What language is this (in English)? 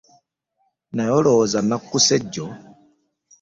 Ganda